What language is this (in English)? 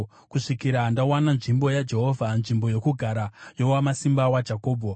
Shona